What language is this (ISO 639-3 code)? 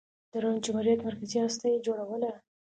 pus